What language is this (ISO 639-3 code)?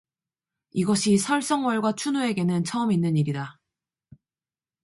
kor